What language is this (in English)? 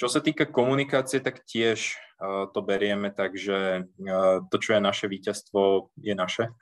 Slovak